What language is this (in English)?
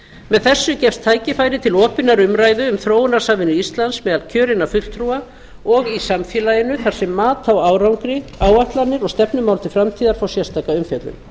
Icelandic